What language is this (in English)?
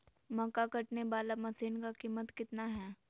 Magahi